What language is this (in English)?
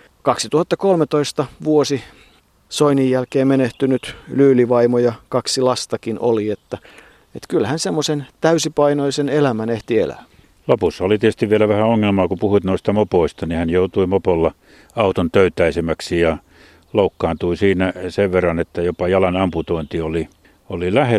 Finnish